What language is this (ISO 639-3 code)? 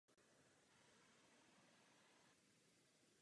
ces